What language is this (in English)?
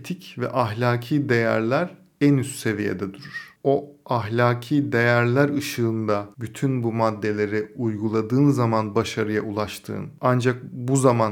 Turkish